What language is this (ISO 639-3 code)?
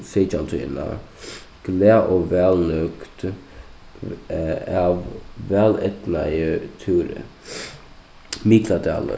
fao